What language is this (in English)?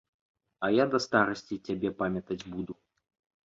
Belarusian